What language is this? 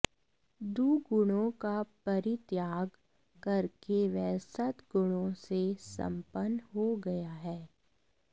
Sanskrit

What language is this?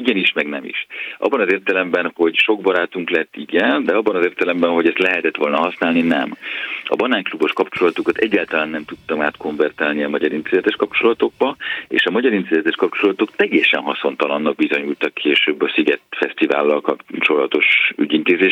Hungarian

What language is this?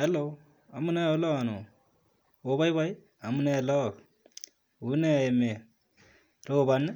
Kalenjin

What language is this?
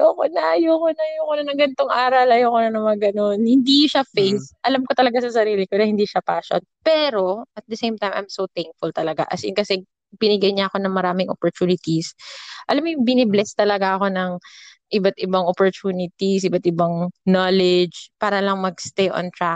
Filipino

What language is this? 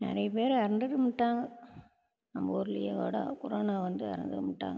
Tamil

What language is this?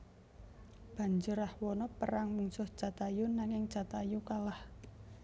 Javanese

